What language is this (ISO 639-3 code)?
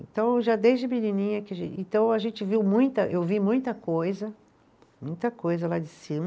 por